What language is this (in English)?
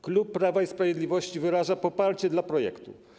Polish